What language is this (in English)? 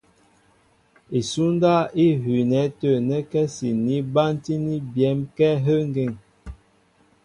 Mbo (Cameroon)